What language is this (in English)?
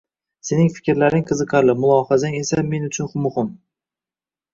Uzbek